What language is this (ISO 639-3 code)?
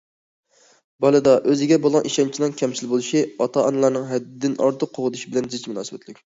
uig